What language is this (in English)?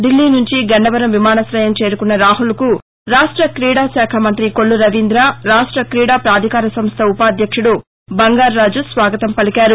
Telugu